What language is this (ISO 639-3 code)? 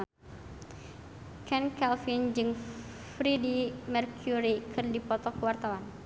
sun